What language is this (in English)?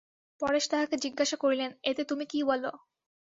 Bangla